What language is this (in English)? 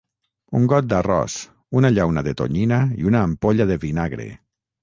Catalan